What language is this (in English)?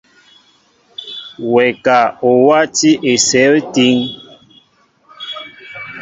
Mbo (Cameroon)